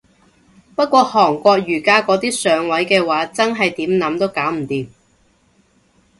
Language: Cantonese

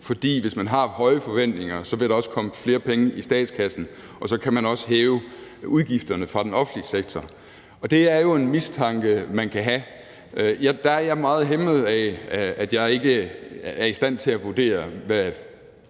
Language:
Danish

